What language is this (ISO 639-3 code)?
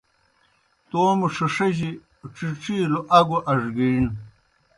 plk